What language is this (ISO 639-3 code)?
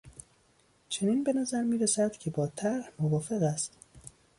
fas